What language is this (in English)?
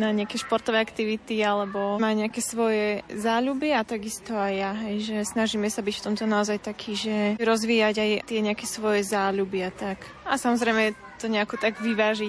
Slovak